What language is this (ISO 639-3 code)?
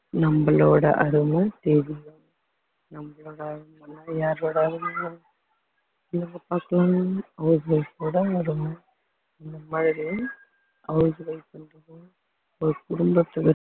tam